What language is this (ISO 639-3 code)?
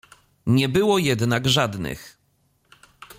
pol